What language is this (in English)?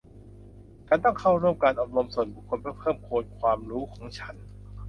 Thai